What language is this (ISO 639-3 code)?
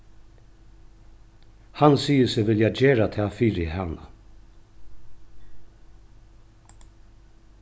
fao